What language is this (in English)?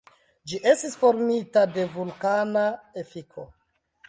Esperanto